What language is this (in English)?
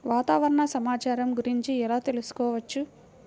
Telugu